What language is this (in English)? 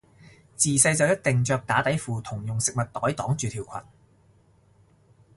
Cantonese